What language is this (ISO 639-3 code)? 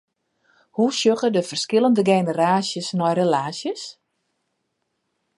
fry